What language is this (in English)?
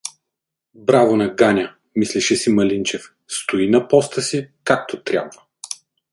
Bulgarian